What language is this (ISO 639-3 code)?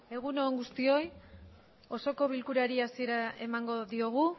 eus